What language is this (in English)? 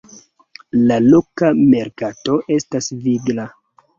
Esperanto